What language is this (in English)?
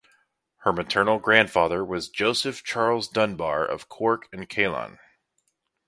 English